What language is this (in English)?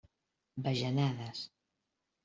Catalan